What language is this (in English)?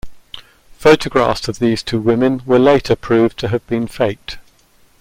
English